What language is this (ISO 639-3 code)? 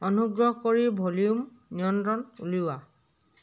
asm